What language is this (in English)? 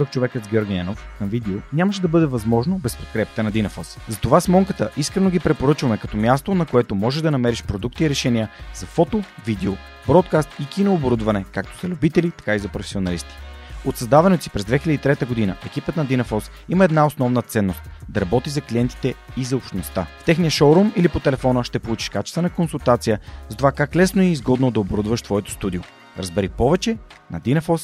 Bulgarian